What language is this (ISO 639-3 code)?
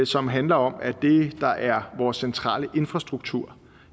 dan